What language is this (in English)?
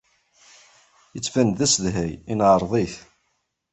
Kabyle